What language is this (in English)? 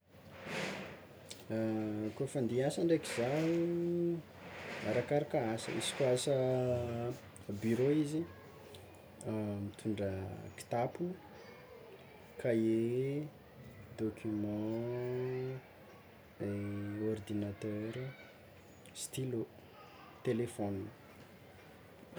Tsimihety Malagasy